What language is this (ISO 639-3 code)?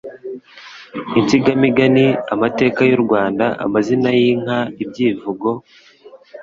kin